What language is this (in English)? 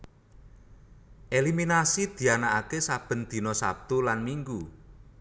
Javanese